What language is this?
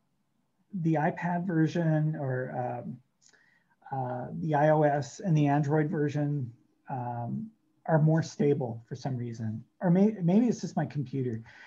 English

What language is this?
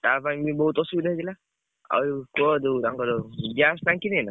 Odia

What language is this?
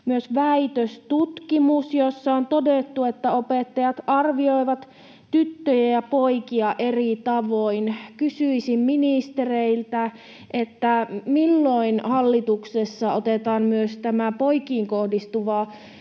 Finnish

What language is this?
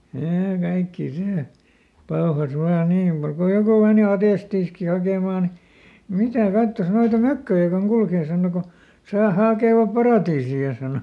Finnish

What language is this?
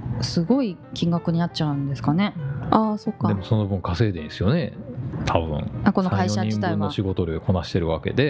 Japanese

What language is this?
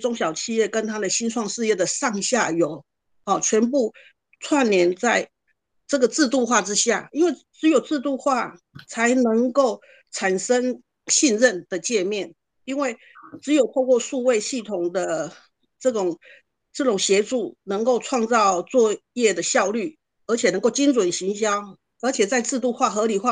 Chinese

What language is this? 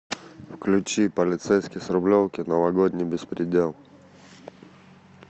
Russian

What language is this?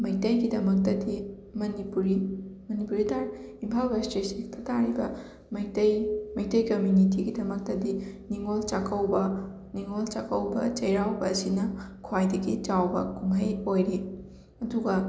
Manipuri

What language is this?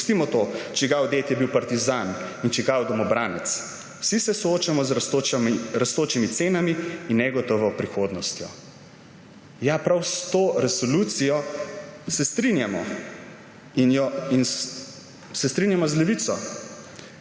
Slovenian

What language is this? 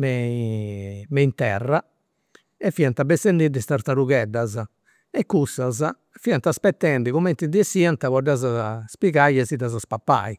Campidanese Sardinian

